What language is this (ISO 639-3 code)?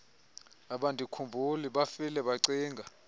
xho